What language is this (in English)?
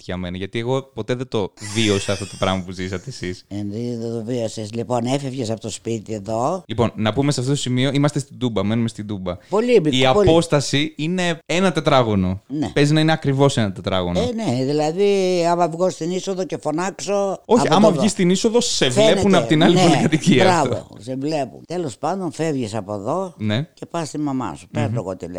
Greek